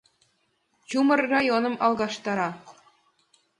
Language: Mari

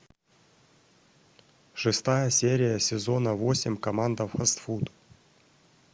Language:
Russian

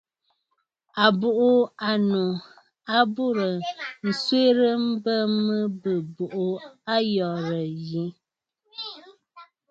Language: Bafut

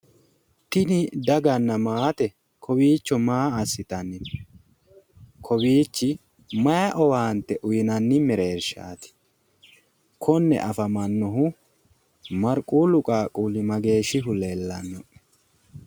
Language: Sidamo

